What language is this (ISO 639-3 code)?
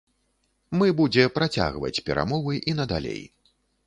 bel